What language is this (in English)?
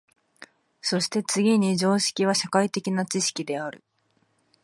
Japanese